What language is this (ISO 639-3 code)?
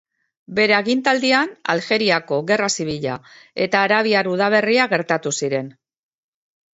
eus